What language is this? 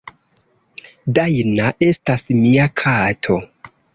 Esperanto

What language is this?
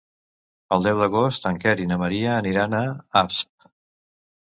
Catalan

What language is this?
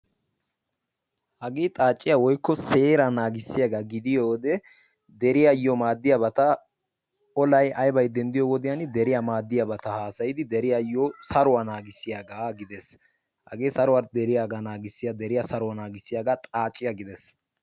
Wolaytta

